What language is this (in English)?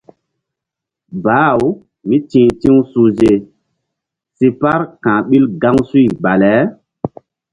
Mbum